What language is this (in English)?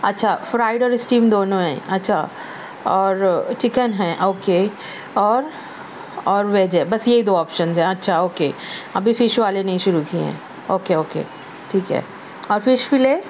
Urdu